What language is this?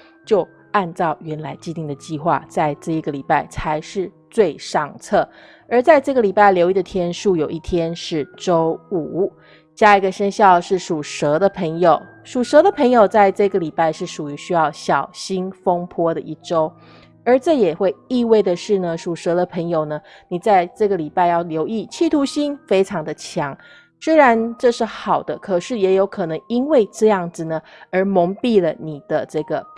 Chinese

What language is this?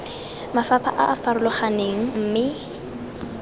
Tswana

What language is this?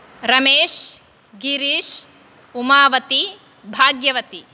Sanskrit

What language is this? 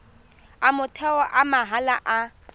Tswana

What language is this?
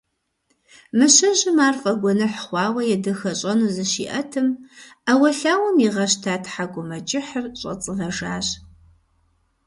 Kabardian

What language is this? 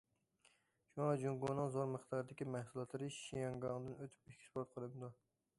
Uyghur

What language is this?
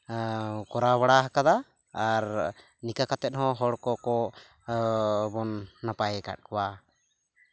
Santali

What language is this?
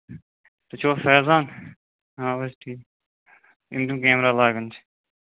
Kashmiri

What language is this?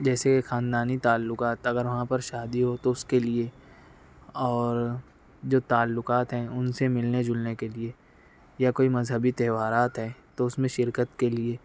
Urdu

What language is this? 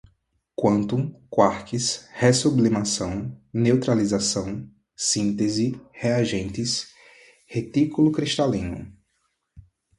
Portuguese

